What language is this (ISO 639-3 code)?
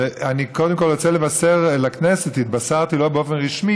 heb